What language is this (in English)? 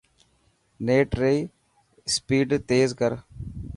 Dhatki